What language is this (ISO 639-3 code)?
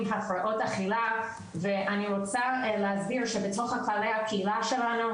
heb